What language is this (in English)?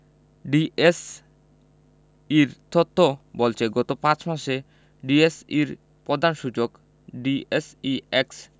Bangla